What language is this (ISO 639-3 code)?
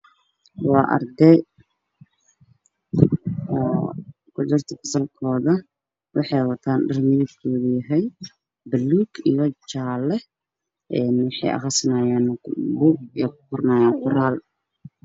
som